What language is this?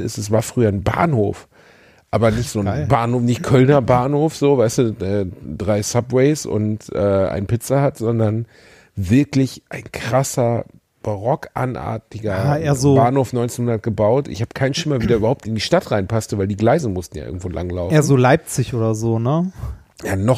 German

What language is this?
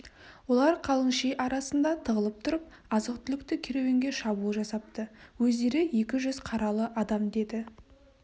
Kazakh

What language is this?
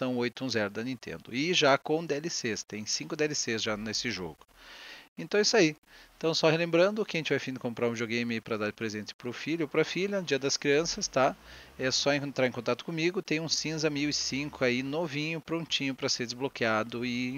Portuguese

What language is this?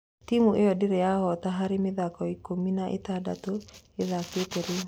Kikuyu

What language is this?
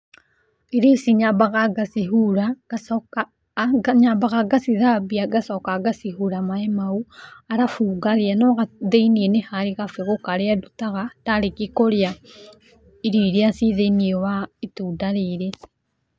Kikuyu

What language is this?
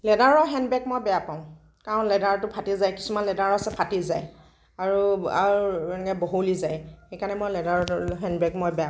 Assamese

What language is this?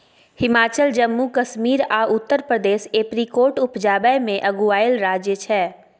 Maithili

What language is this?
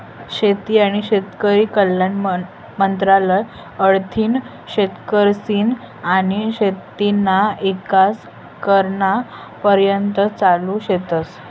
Marathi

